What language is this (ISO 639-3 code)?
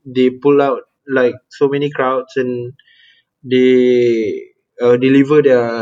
msa